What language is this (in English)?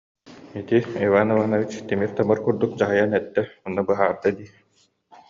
Yakut